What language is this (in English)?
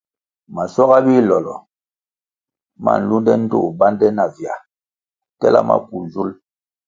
Kwasio